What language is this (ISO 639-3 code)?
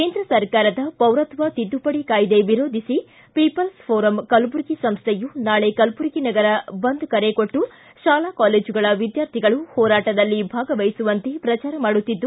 kan